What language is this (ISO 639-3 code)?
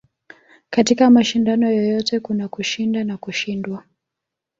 swa